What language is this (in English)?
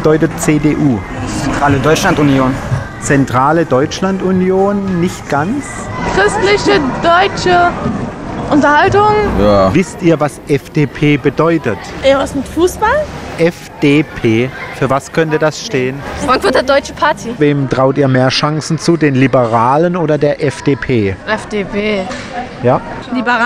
German